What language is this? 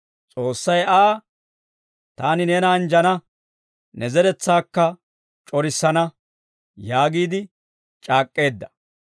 Dawro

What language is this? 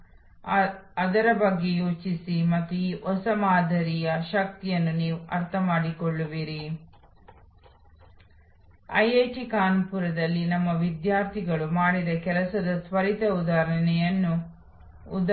Kannada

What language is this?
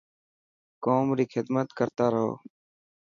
Dhatki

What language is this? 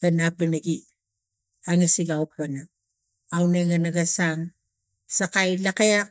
Tigak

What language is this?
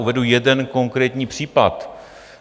Czech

